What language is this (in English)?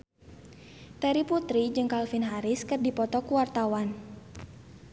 Sundanese